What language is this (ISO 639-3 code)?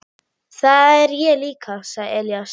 isl